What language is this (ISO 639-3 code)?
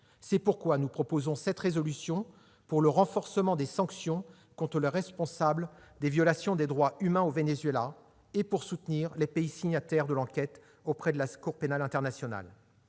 fra